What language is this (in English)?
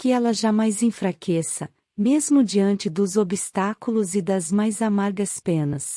Portuguese